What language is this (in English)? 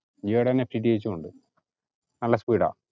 Malayalam